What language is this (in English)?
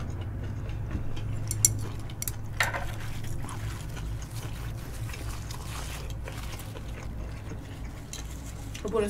Korean